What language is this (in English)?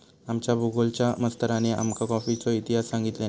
Marathi